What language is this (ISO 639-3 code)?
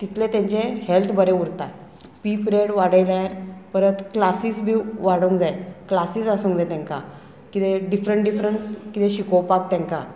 kok